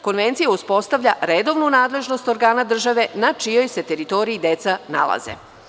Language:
Serbian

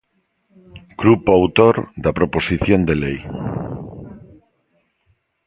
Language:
Galician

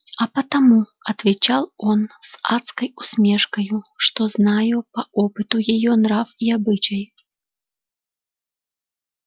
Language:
Russian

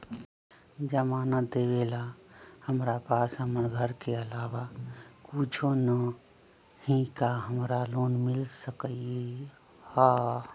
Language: Magahi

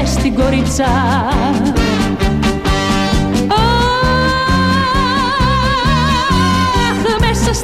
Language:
Greek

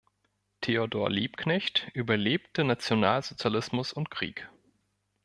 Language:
German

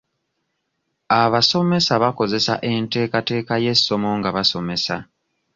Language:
Ganda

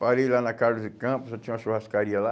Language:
Portuguese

